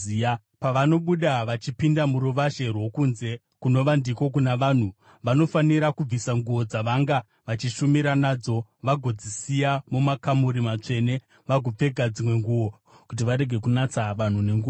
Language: Shona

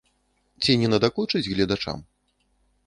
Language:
Belarusian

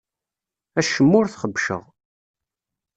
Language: Kabyle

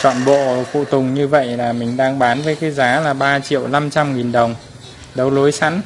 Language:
Vietnamese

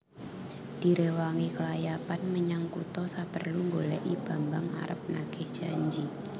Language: Javanese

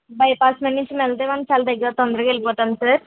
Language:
Telugu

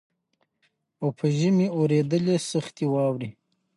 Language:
Pashto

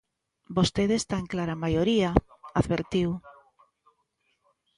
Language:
Galician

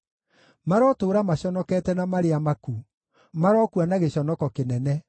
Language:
Kikuyu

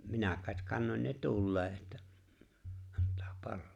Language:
Finnish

